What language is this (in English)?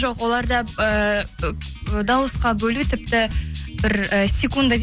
Kazakh